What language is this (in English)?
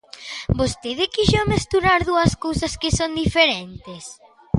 Galician